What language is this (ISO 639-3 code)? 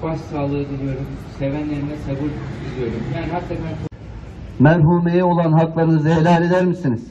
tur